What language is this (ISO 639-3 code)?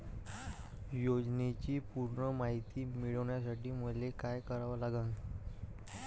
mar